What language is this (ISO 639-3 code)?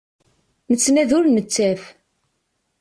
kab